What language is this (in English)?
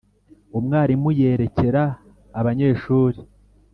Kinyarwanda